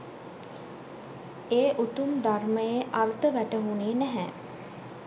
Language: Sinhala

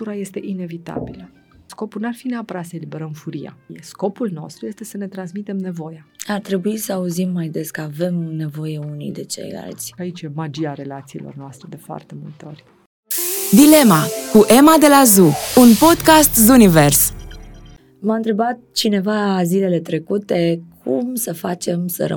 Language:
Romanian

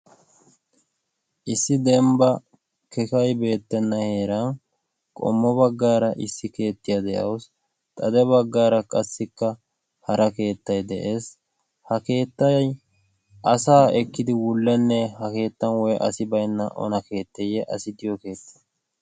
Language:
Wolaytta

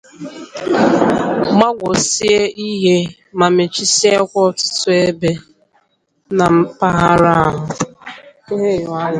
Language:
Igbo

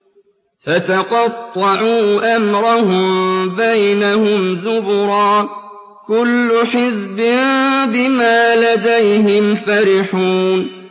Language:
Arabic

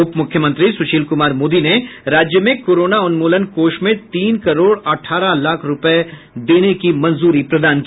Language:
Hindi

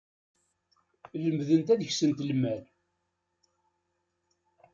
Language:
Kabyle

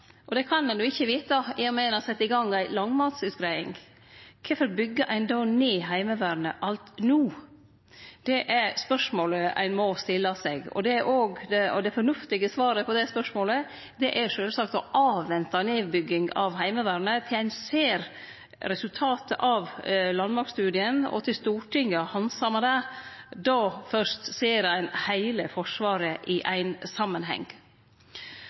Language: Norwegian Nynorsk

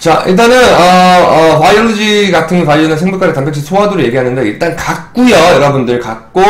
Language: Korean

